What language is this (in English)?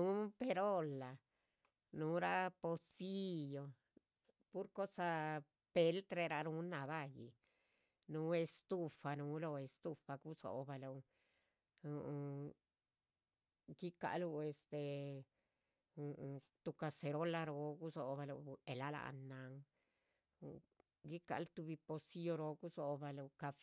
Chichicapan Zapotec